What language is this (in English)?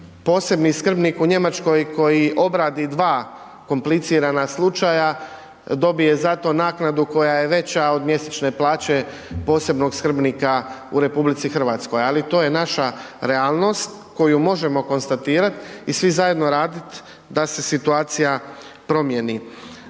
Croatian